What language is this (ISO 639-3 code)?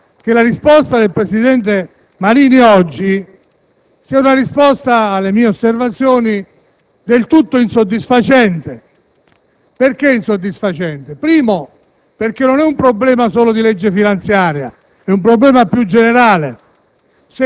ita